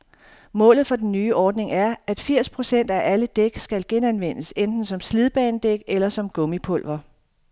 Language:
Danish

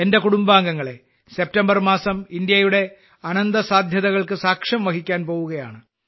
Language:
Malayalam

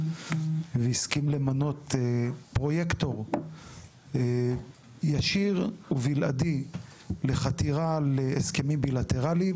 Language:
Hebrew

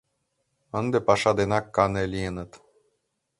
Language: Mari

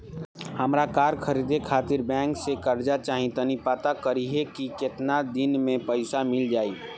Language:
Bhojpuri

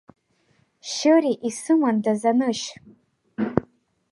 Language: Abkhazian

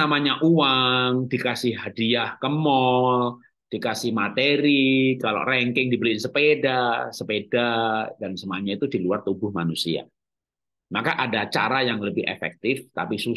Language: Indonesian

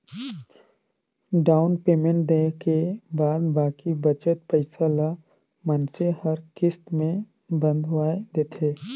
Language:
Chhattisgarhi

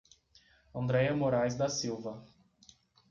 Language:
Portuguese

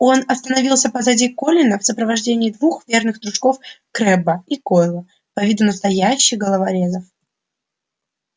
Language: Russian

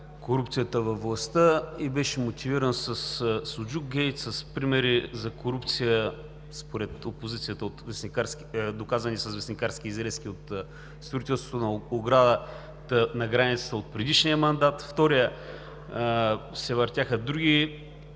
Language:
Bulgarian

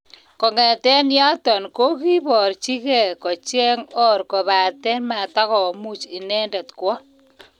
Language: Kalenjin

